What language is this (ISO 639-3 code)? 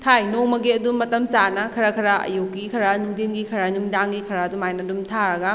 mni